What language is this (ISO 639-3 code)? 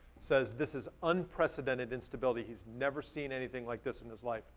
eng